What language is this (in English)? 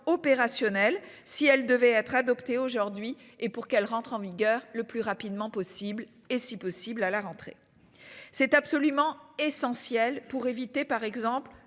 French